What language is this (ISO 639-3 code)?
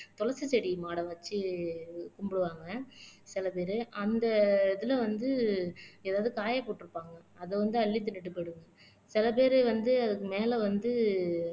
tam